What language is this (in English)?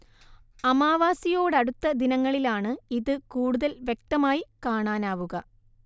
Malayalam